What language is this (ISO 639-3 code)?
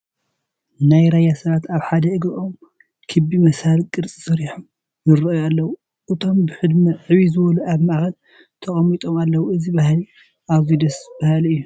tir